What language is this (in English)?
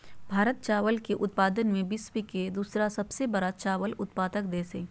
Magahi